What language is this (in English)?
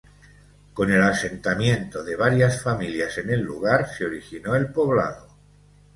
Spanish